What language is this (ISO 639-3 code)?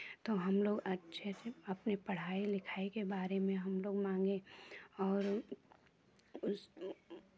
hin